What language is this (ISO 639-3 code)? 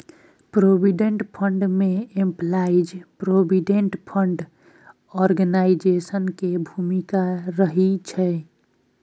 mai